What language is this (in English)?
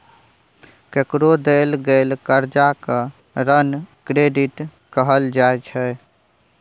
Maithili